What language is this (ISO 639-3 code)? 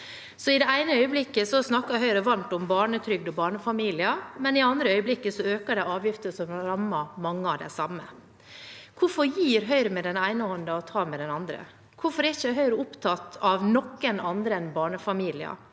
nor